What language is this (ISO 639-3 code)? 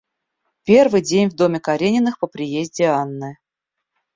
rus